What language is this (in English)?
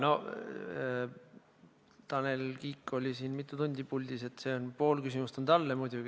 Estonian